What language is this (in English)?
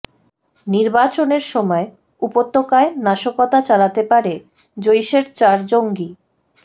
Bangla